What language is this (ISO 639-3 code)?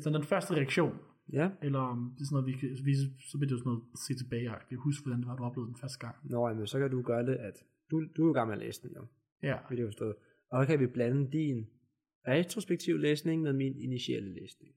dan